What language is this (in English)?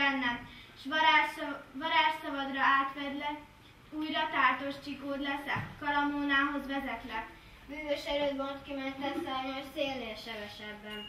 Hungarian